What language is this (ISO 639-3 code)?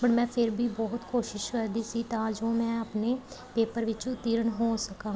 pan